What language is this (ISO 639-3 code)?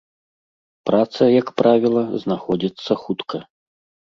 bel